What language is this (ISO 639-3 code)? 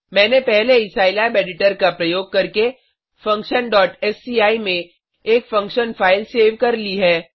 hin